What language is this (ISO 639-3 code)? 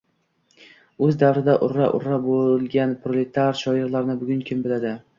uzb